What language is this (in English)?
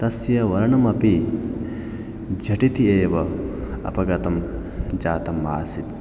Sanskrit